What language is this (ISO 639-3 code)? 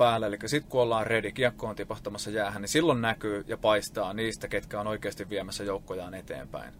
fin